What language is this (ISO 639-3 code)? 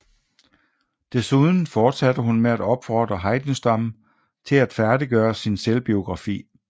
dan